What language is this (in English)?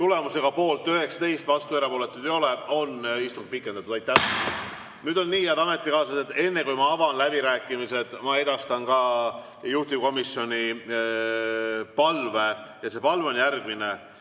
Estonian